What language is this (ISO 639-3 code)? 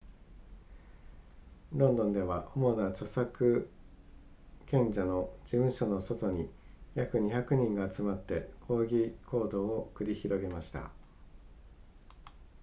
jpn